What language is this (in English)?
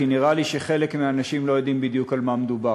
Hebrew